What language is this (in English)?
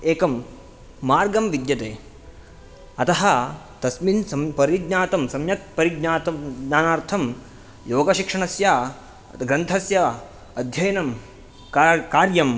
Sanskrit